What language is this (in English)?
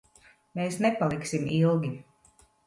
Latvian